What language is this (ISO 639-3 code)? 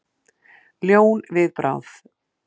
isl